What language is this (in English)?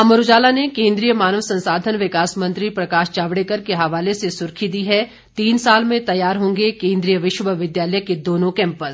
Hindi